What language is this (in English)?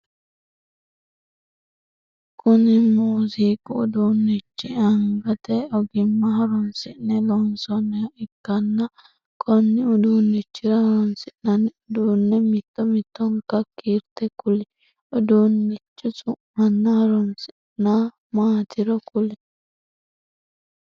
Sidamo